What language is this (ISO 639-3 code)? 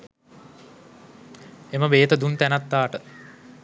sin